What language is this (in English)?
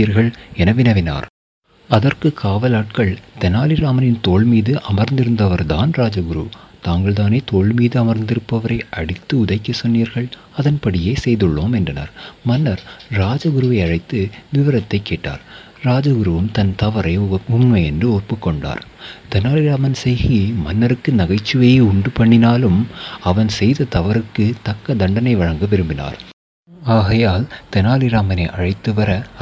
Tamil